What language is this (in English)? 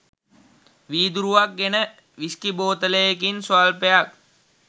Sinhala